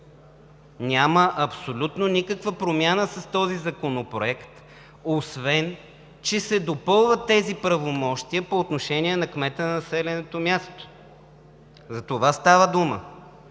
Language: Bulgarian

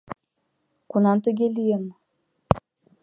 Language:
Mari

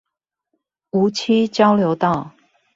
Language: Chinese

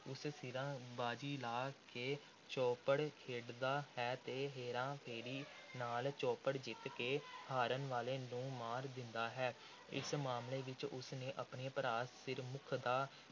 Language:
Punjabi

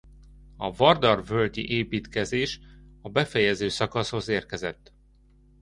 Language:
Hungarian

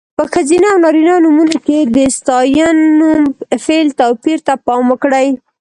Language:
Pashto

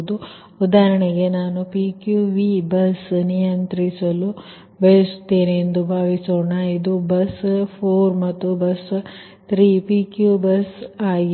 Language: Kannada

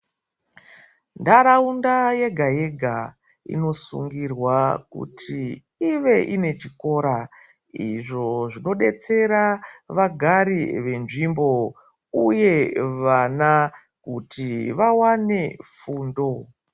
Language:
Ndau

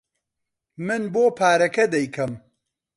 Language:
Central Kurdish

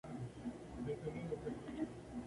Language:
Spanish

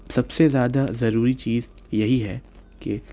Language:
Urdu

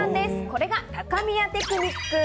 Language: Japanese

